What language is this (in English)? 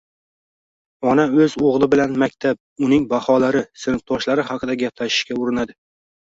Uzbek